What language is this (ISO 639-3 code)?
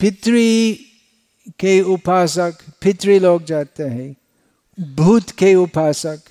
hin